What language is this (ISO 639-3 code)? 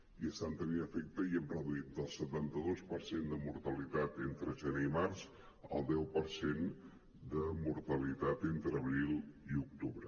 cat